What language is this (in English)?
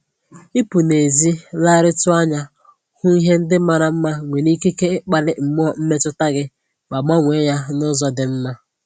Igbo